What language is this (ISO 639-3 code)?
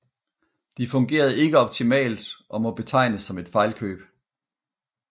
dan